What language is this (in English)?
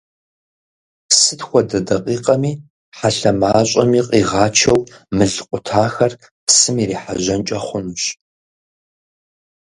Kabardian